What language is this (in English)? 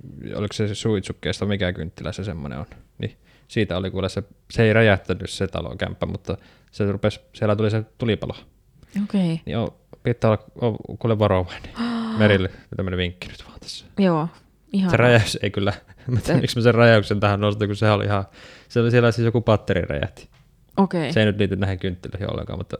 Finnish